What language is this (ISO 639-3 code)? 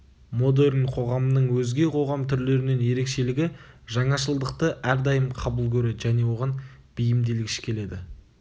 kaz